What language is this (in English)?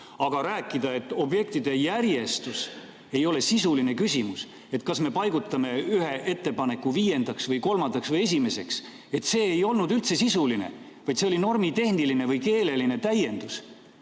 Estonian